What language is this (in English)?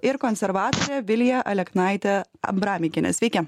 Lithuanian